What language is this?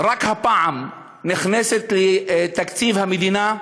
Hebrew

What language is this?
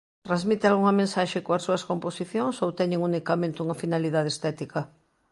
Galician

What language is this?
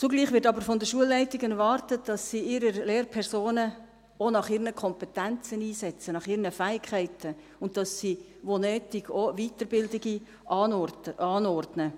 Swiss German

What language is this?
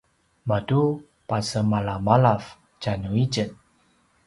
Paiwan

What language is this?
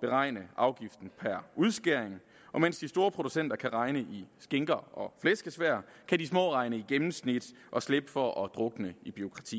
Danish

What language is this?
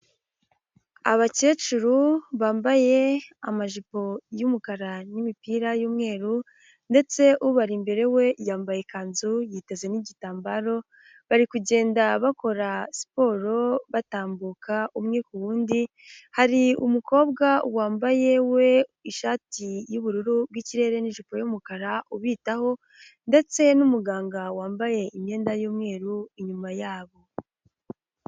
Kinyarwanda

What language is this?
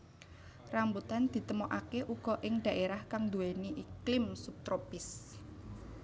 Javanese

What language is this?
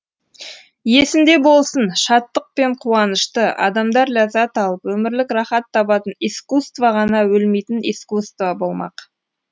Kazakh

